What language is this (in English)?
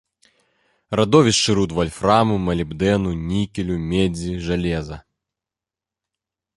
Belarusian